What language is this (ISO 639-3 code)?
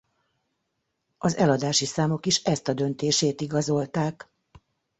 hun